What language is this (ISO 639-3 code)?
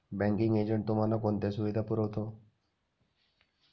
mar